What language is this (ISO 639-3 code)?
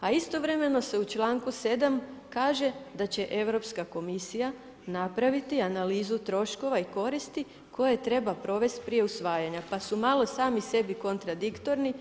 hrv